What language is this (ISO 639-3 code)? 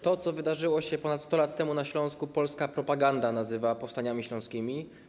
pol